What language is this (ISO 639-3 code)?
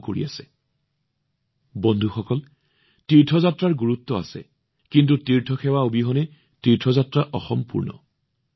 asm